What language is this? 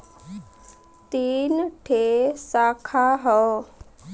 Bhojpuri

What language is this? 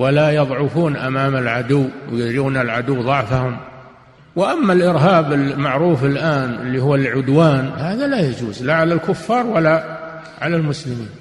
Arabic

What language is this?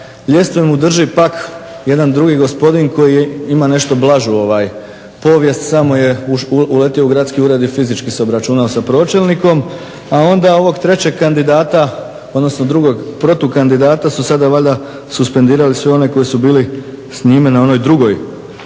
Croatian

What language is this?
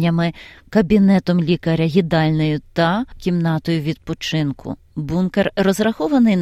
Ukrainian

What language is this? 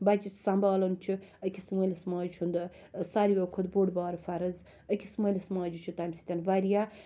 Kashmiri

